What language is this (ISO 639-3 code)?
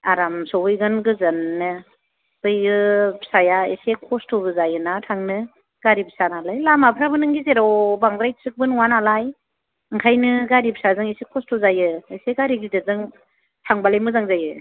brx